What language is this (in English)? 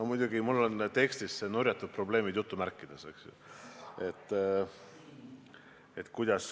Estonian